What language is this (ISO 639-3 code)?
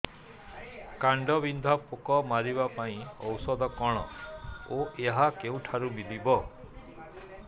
ori